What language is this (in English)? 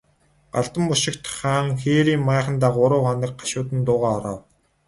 Mongolian